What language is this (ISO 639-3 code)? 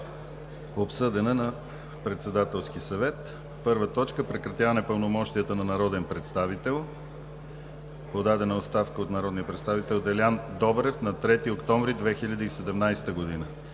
bul